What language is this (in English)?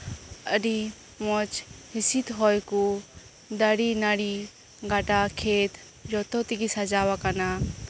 Santali